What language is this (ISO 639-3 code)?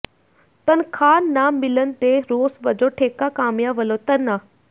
pan